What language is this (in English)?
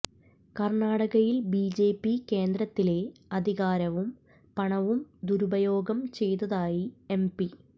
Malayalam